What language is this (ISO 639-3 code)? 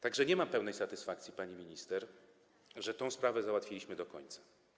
pol